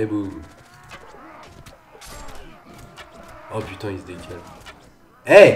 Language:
French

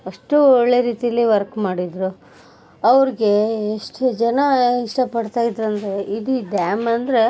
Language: Kannada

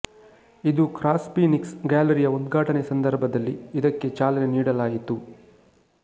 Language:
Kannada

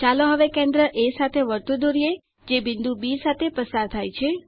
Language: Gujarati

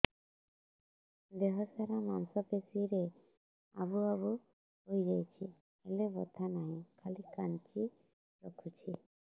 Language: Odia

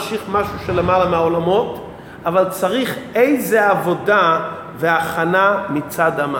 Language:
Hebrew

